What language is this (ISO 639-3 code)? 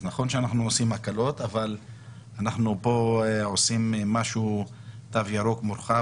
heb